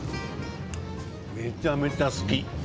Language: Japanese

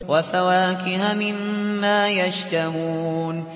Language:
Arabic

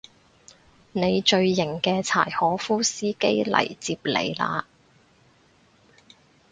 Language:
Cantonese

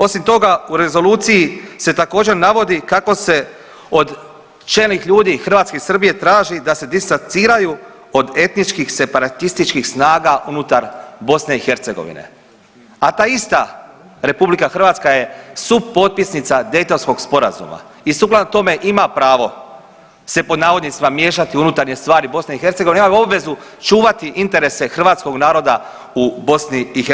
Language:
Croatian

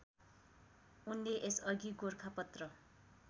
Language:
Nepali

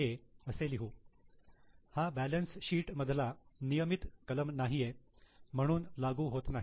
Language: Marathi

